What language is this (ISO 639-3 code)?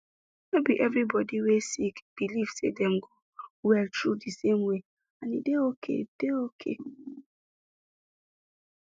pcm